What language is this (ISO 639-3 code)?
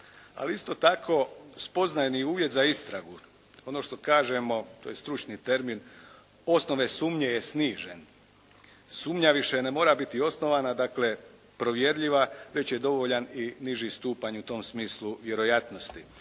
hrv